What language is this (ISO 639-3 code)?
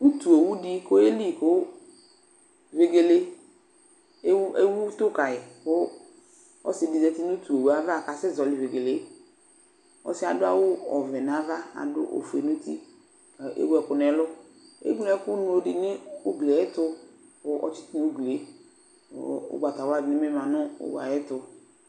kpo